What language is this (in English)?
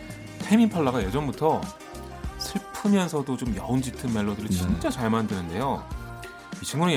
Korean